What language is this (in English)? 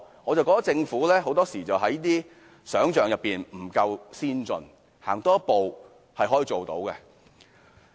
Cantonese